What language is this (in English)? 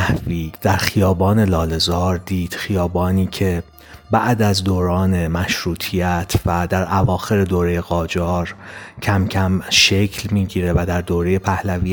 Persian